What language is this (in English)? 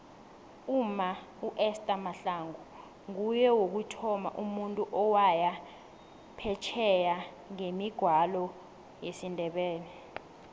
South Ndebele